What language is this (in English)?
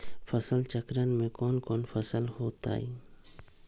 Magahi